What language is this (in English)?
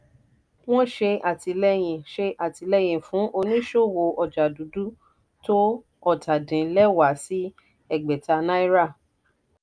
Yoruba